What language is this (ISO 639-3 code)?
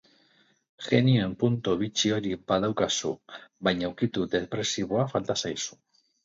eus